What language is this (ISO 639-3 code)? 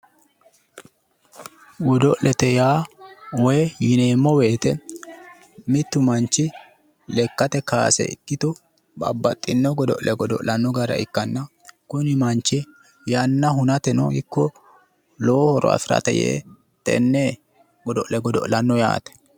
sid